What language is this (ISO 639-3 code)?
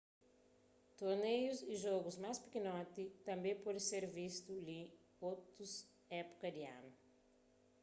kea